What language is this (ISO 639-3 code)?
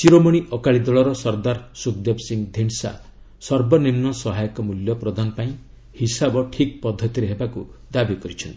ori